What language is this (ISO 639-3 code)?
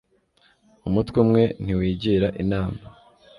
kin